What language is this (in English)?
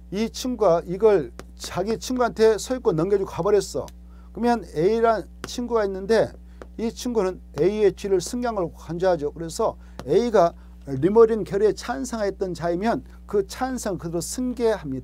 Korean